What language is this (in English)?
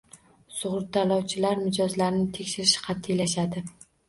Uzbek